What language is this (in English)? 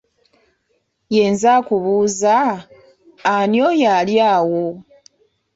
Ganda